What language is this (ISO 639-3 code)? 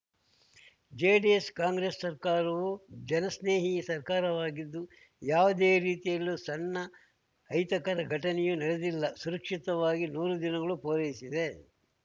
kan